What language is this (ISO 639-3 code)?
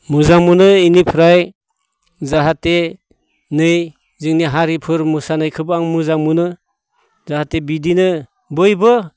brx